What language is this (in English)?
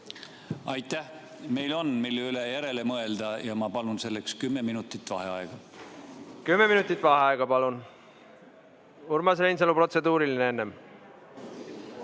Estonian